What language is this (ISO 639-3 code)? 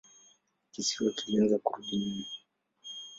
swa